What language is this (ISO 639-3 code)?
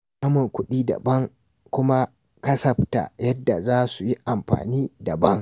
hau